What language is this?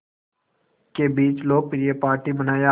Hindi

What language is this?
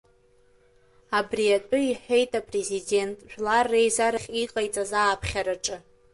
Abkhazian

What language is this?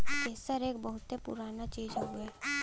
Bhojpuri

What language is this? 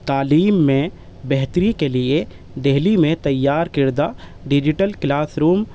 Urdu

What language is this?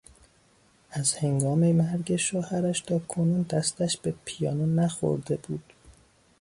Persian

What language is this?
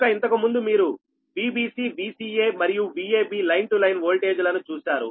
Telugu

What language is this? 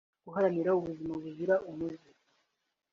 Kinyarwanda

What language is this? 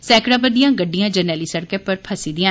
Dogri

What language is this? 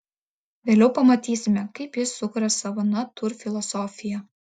Lithuanian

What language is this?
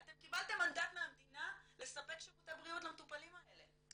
Hebrew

